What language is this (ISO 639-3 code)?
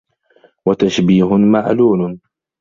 ara